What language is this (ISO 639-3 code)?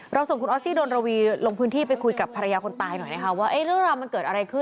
tha